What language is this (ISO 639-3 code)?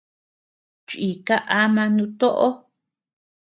cux